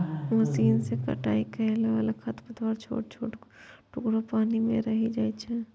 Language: Maithili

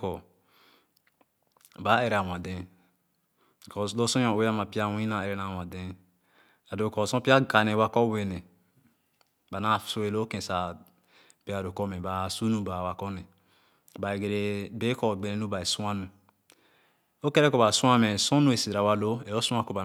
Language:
Khana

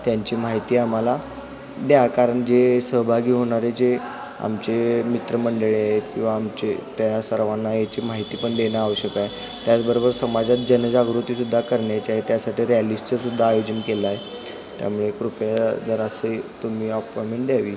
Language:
Marathi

